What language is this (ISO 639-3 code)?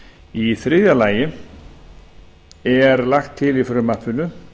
isl